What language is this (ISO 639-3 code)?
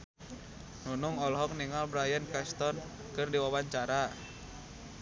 sun